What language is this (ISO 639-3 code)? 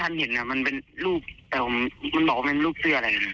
tha